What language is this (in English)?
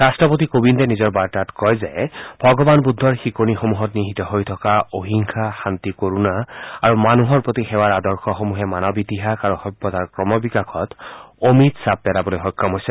Assamese